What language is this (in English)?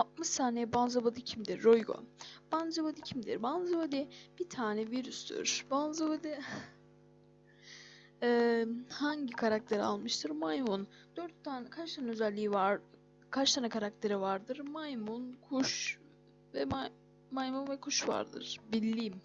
Turkish